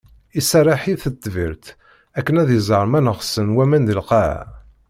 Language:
Kabyle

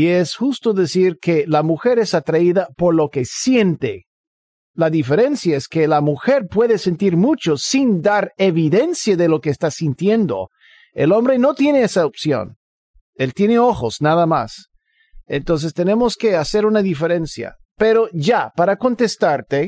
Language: Spanish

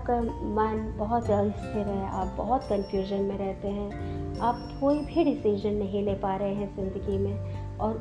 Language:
Hindi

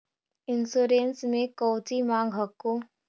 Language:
Magahi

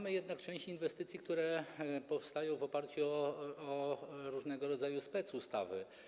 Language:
Polish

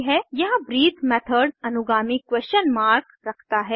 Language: Hindi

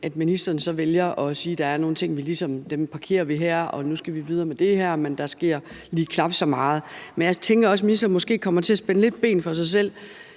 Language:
Danish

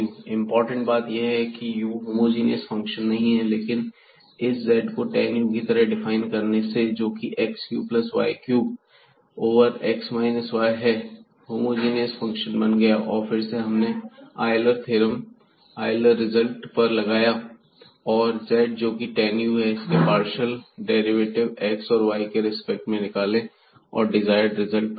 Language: Hindi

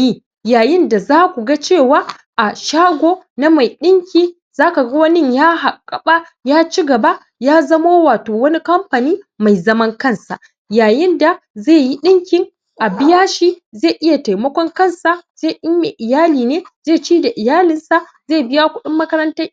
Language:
Hausa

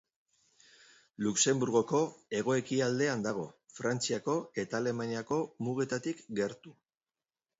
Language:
Basque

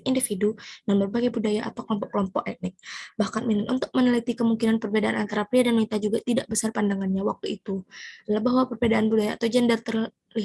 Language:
Indonesian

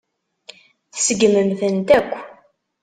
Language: Kabyle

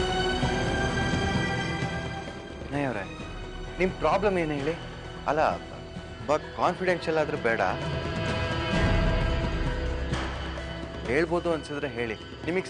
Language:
Hindi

